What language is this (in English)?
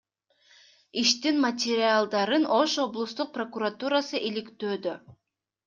Kyrgyz